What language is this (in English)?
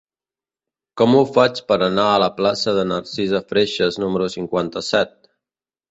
Catalan